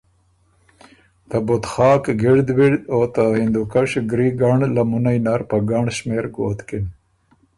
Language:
Ormuri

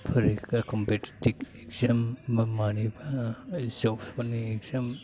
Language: Bodo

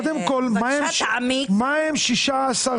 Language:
Hebrew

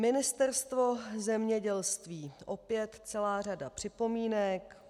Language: Czech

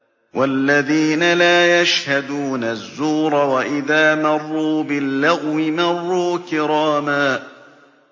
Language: Arabic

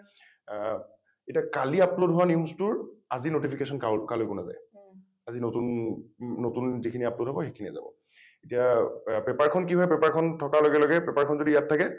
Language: Assamese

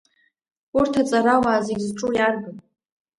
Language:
Abkhazian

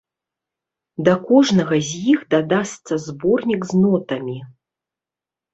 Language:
Belarusian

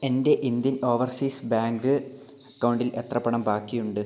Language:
Malayalam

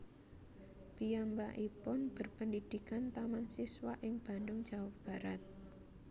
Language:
Javanese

